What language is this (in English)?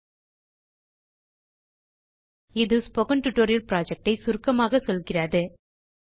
Tamil